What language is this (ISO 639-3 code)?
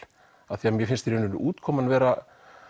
isl